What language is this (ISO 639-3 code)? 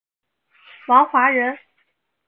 zho